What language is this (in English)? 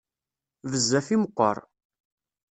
Kabyle